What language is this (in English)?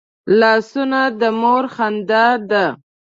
Pashto